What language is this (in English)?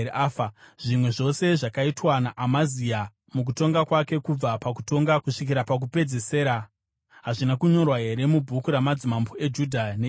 Shona